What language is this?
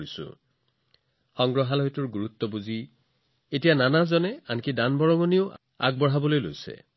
Assamese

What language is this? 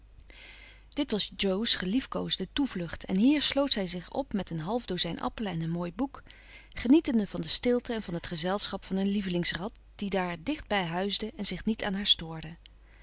Dutch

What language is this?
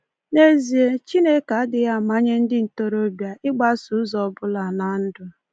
Igbo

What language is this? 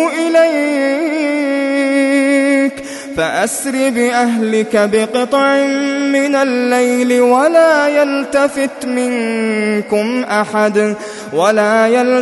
Arabic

